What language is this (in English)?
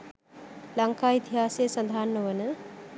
Sinhala